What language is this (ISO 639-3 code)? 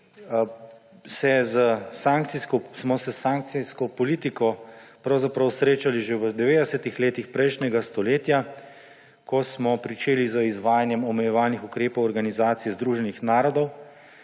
slv